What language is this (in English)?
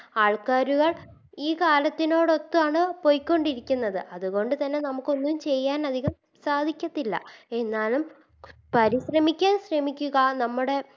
Malayalam